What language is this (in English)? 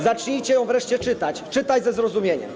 Polish